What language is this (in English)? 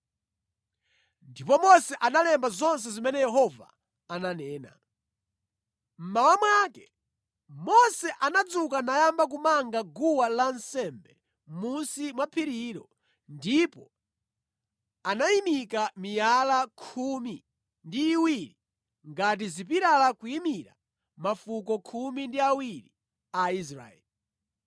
Nyanja